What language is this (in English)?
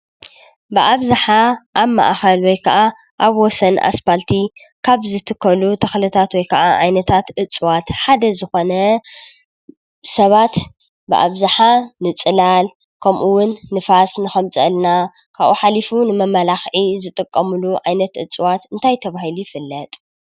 Tigrinya